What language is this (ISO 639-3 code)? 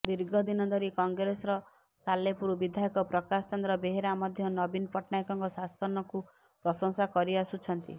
ori